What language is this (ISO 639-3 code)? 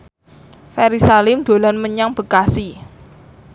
jav